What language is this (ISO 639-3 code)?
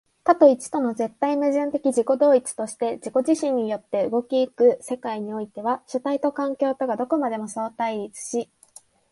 jpn